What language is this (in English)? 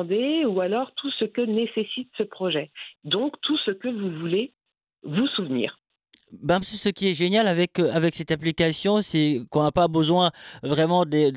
French